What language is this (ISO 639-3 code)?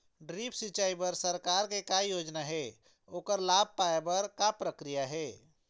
hne